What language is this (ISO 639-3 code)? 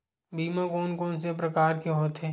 hne